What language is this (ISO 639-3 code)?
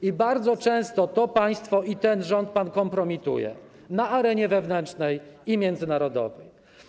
pol